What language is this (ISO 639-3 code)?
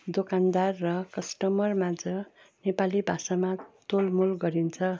nep